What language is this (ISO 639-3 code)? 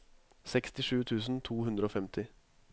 nor